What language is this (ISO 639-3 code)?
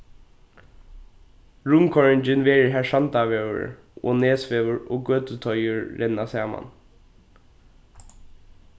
fao